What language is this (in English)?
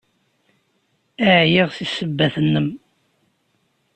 Kabyle